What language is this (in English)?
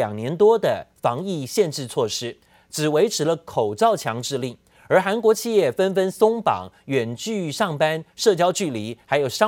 Chinese